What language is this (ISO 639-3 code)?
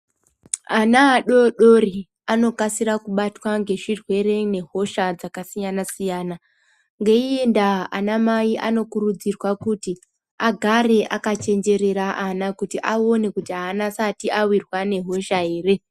ndc